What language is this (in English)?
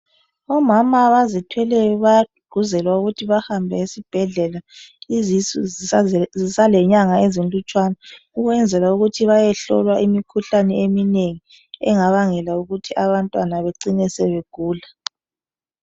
North Ndebele